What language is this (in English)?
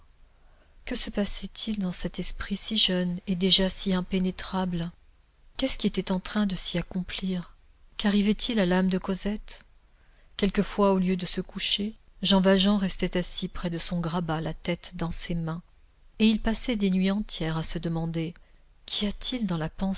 French